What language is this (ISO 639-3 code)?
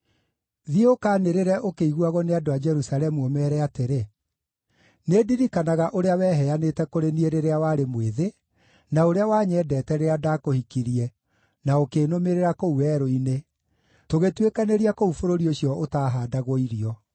kik